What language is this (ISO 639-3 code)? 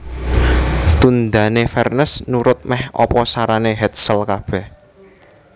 jav